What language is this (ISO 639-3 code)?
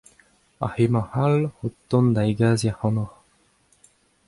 bre